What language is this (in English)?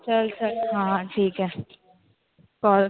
Marathi